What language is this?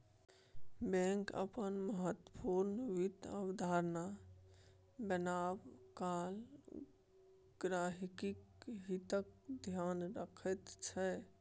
Maithili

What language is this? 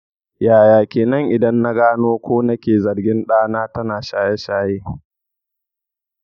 Hausa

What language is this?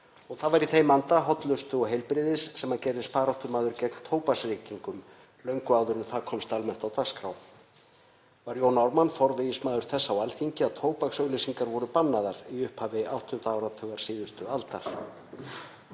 Icelandic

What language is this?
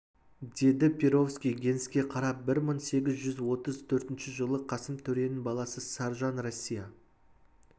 Kazakh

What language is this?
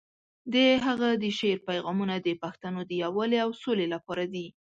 Pashto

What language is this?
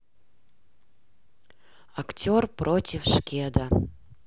Russian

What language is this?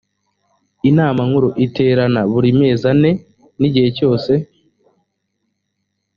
Kinyarwanda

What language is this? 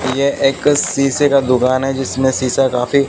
Hindi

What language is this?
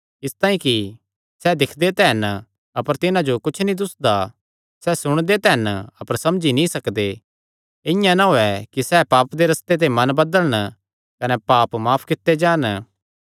Kangri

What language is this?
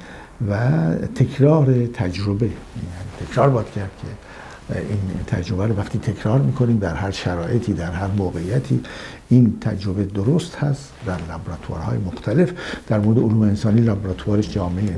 Persian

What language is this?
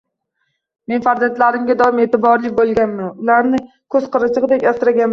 Uzbek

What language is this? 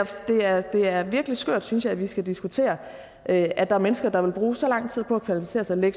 Danish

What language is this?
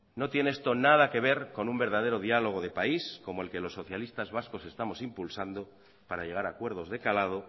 Spanish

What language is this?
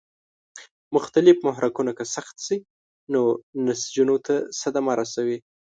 Pashto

